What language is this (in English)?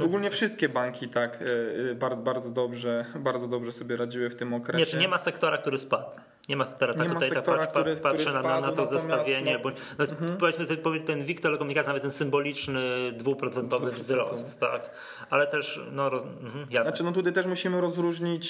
Polish